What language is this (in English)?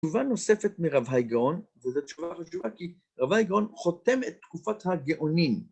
Hebrew